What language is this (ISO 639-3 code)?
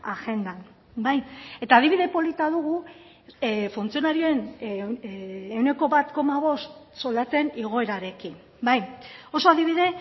eus